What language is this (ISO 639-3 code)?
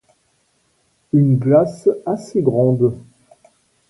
fra